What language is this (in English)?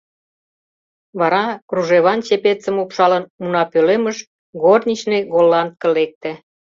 Mari